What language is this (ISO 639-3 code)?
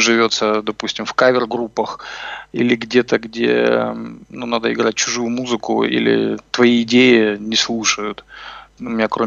rus